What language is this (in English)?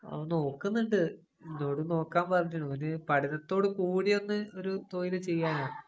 Malayalam